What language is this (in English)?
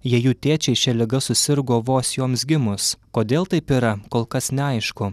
Lithuanian